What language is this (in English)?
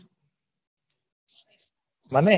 Gujarati